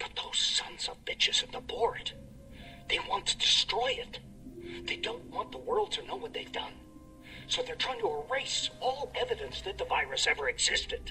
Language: Turkish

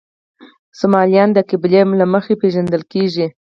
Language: Pashto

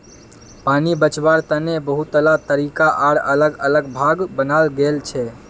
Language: Magahi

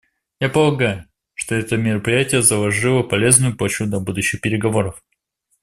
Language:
Russian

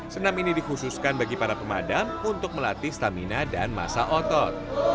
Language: Indonesian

